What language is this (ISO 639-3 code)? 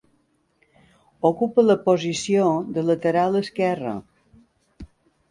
cat